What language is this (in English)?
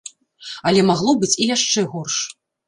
Belarusian